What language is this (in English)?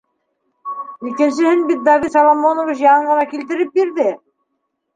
Bashkir